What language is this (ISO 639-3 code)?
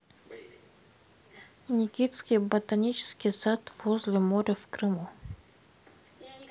rus